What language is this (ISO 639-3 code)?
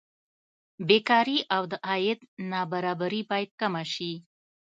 pus